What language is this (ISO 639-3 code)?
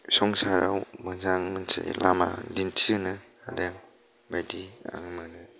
brx